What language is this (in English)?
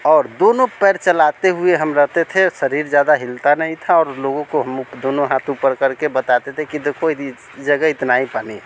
Hindi